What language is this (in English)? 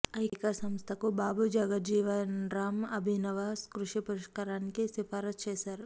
Telugu